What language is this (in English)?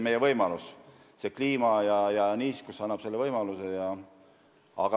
Estonian